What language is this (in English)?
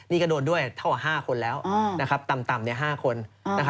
Thai